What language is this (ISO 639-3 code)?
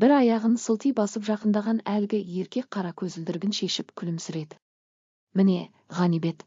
tur